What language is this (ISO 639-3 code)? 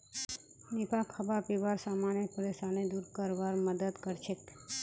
mag